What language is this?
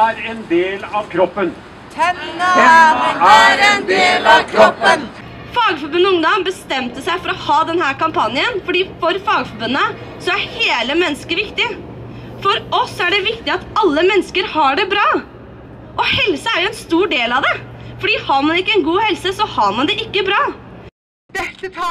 Portuguese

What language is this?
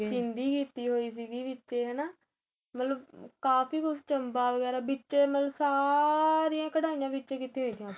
Punjabi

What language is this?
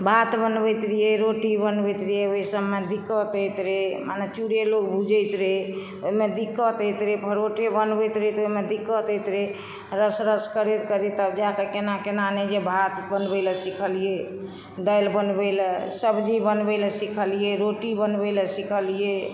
Maithili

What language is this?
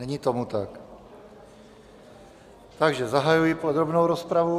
Czech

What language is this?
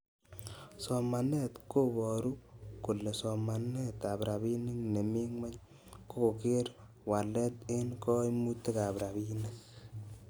Kalenjin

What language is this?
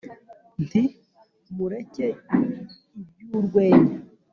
Kinyarwanda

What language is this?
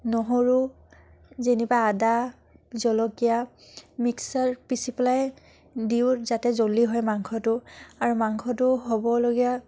Assamese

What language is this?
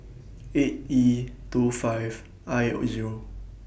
English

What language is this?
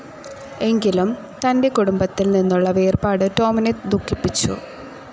Malayalam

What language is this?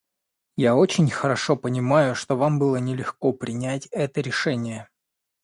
Russian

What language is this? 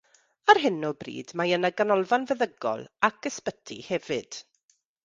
Welsh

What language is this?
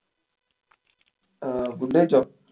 Malayalam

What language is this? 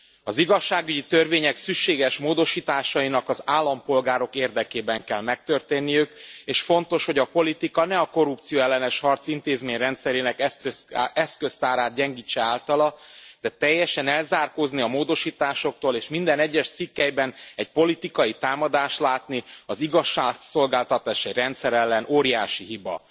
Hungarian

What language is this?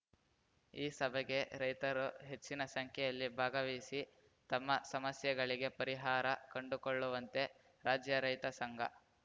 Kannada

